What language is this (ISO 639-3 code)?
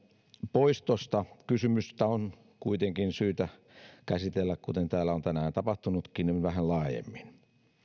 fin